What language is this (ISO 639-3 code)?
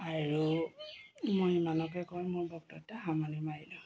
asm